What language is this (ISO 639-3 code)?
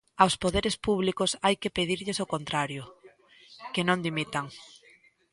glg